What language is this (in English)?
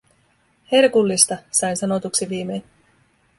Finnish